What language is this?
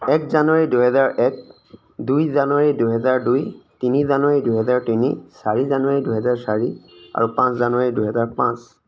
Assamese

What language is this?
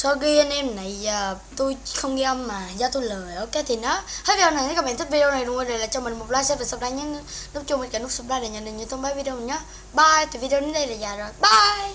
Vietnamese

